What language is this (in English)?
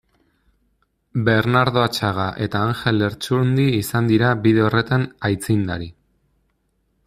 Basque